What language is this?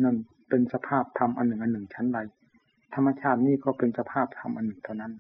Thai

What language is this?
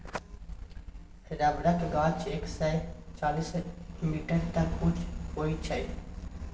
Maithili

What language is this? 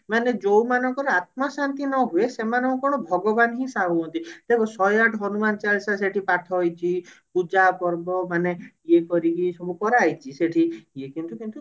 Odia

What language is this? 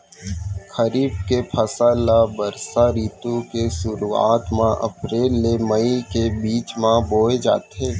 Chhattisgarhi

